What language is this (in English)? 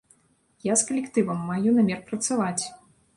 Belarusian